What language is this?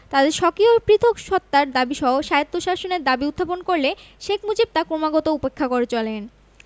Bangla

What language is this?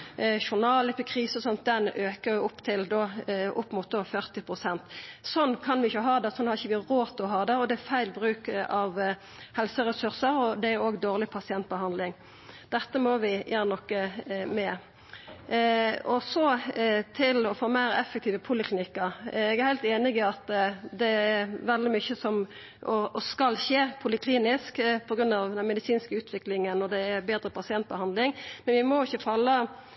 Norwegian Nynorsk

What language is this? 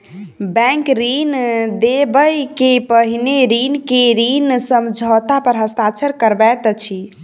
Maithili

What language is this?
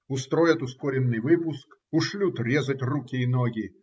Russian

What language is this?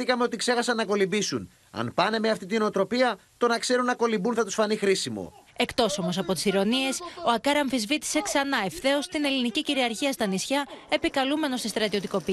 Greek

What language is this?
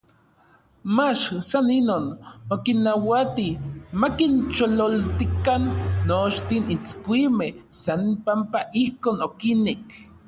Orizaba Nahuatl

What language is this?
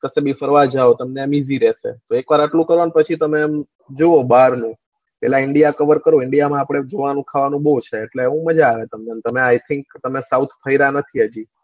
Gujarati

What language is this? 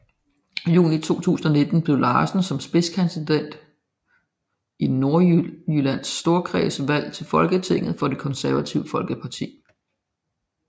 Danish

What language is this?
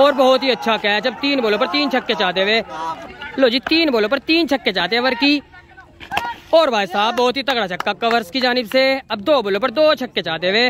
Hindi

